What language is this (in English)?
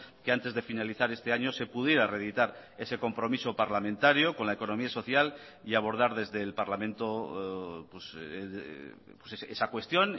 Spanish